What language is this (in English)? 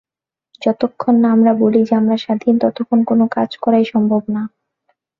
Bangla